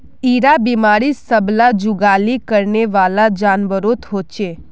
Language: Magahi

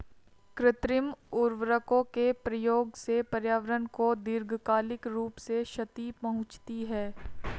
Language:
Hindi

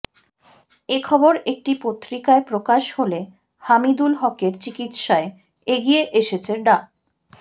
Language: Bangla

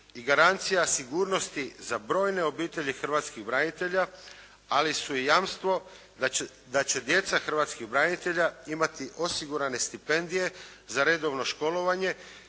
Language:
Croatian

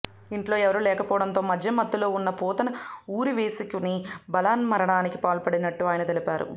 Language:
Telugu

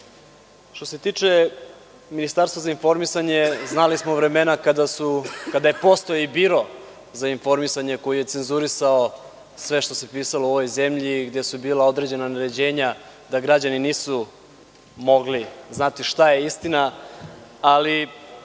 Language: Serbian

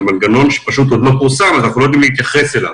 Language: Hebrew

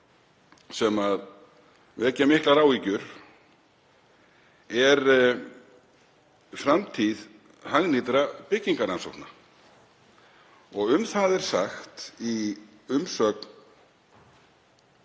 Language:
Icelandic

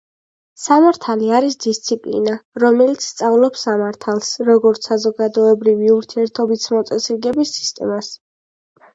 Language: Georgian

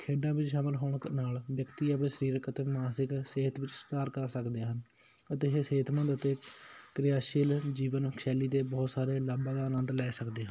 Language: Punjabi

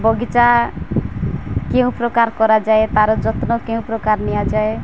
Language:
Odia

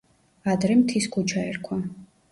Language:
Georgian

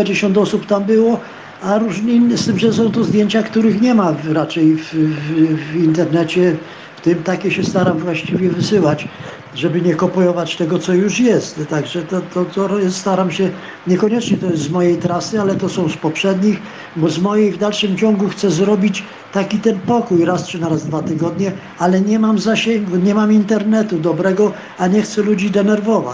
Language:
Polish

